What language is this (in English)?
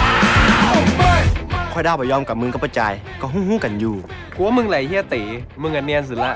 Thai